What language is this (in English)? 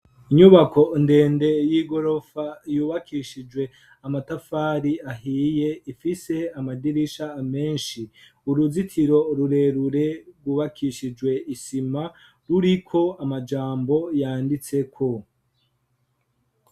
Rundi